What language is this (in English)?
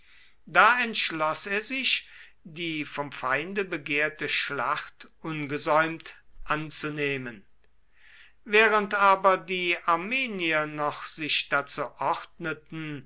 German